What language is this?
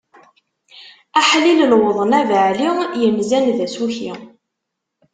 Kabyle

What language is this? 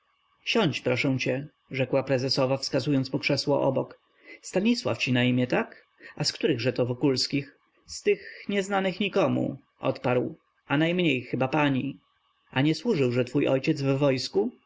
Polish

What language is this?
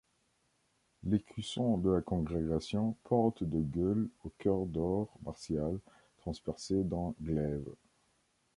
French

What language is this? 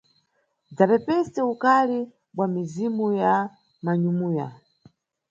Nyungwe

